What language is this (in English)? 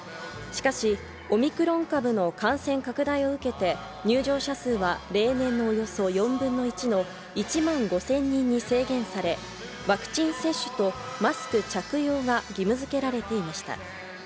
Japanese